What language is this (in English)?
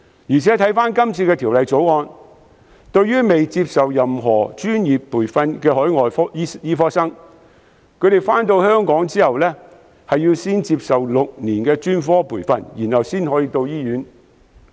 Cantonese